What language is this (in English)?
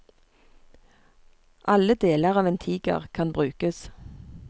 Norwegian